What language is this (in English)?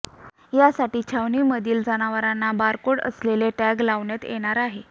Marathi